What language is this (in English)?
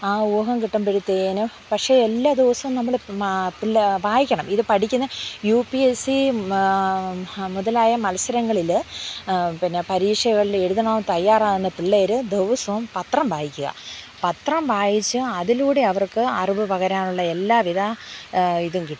Malayalam